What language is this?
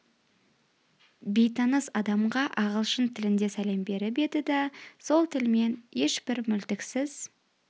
Kazakh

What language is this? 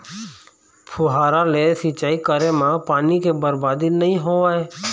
Chhattisgarhi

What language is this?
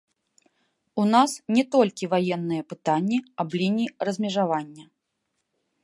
Belarusian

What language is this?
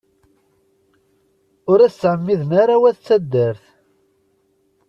Kabyle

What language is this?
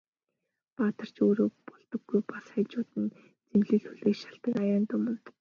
Mongolian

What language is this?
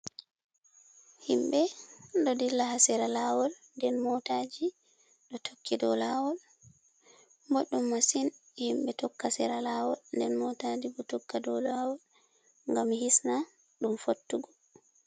Fula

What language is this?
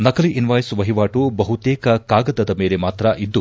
Kannada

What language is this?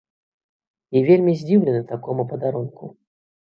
Belarusian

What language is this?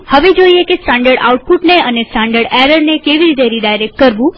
Gujarati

